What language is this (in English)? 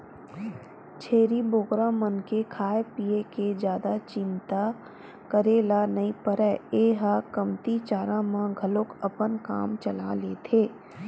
Chhattisgarhi